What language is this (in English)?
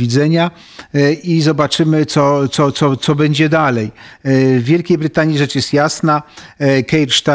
Polish